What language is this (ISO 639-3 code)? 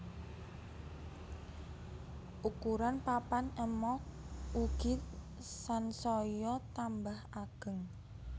jav